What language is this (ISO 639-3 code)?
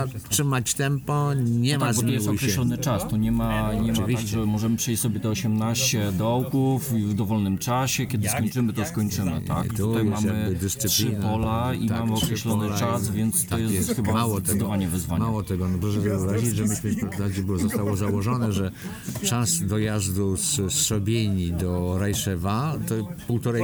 pol